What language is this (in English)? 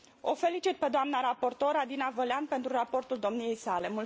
Romanian